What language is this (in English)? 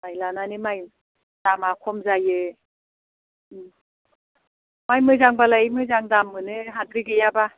Bodo